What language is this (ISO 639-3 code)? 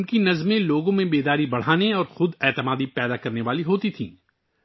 urd